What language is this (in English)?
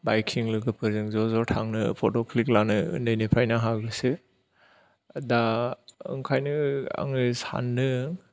Bodo